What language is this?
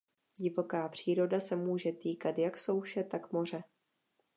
Czech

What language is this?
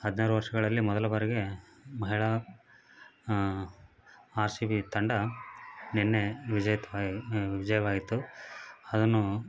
Kannada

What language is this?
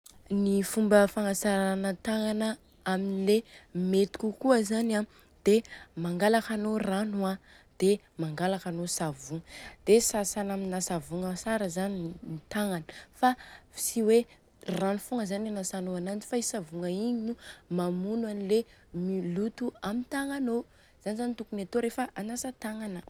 Southern Betsimisaraka Malagasy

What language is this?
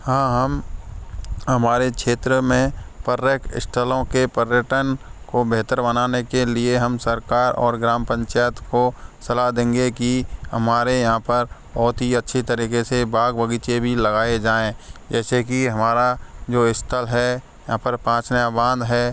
Hindi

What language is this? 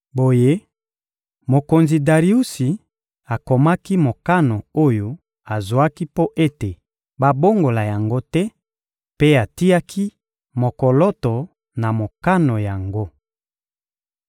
Lingala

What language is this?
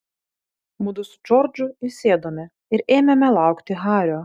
Lithuanian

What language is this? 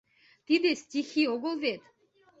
Mari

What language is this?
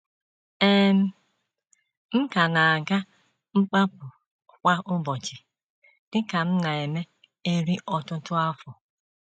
Igbo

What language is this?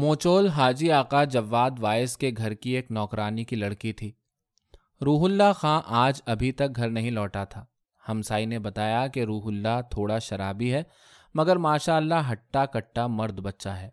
Urdu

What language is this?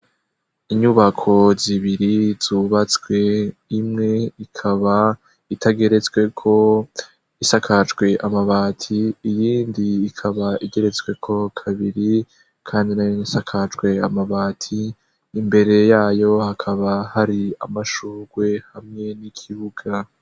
Rundi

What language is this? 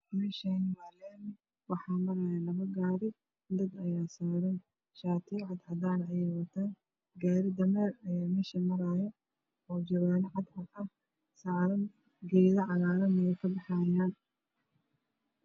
Somali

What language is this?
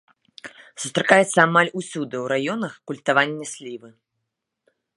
Belarusian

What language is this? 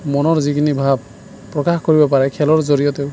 Assamese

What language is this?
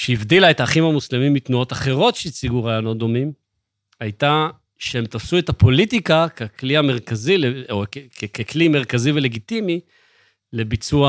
Hebrew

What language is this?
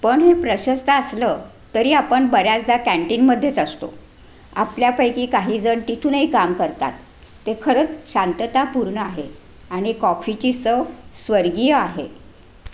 Marathi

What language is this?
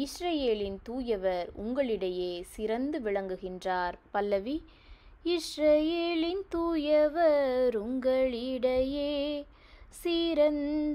Tamil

